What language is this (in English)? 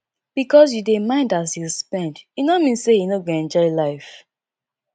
Nigerian Pidgin